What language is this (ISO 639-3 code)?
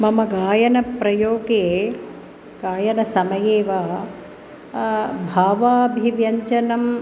san